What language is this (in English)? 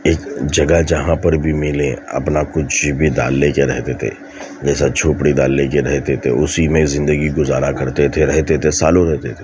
Urdu